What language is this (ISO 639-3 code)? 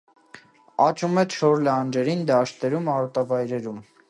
hye